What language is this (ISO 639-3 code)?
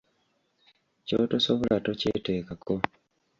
lug